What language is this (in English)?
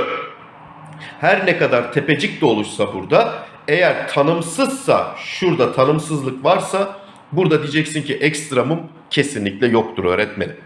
Turkish